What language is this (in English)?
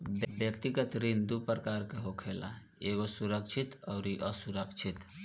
Bhojpuri